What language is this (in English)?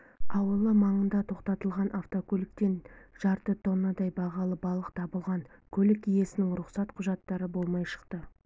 Kazakh